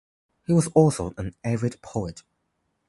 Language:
English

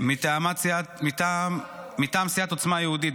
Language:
Hebrew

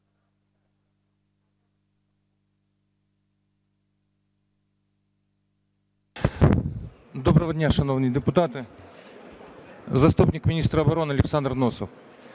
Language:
Ukrainian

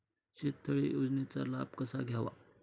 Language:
Marathi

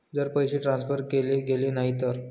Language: Marathi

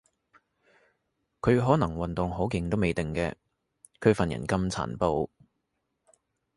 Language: Cantonese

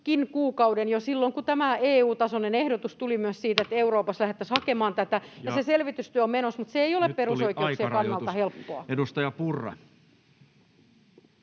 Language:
Finnish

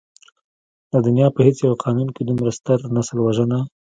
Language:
Pashto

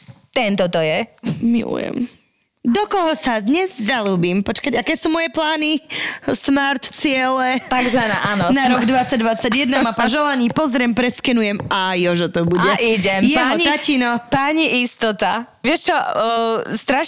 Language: Slovak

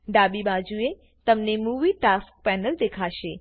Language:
Gujarati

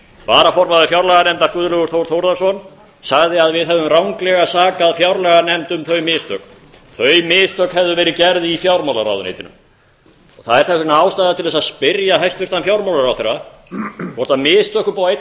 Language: Icelandic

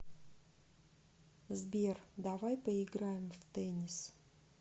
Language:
Russian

